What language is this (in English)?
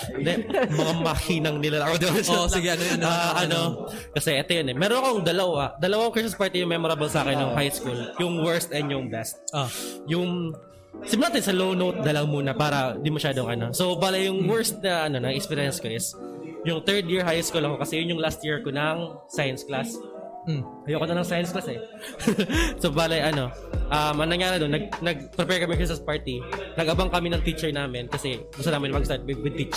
Filipino